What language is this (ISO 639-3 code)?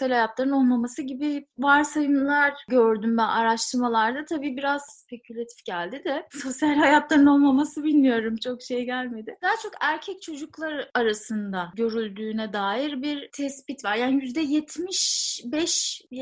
tur